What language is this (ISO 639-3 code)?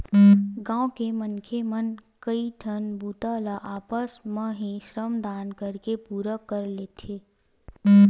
hne